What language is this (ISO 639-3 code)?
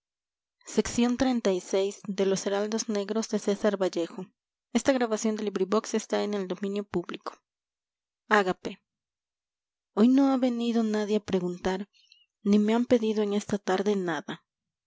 spa